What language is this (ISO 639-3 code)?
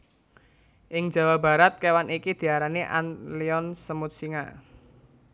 jav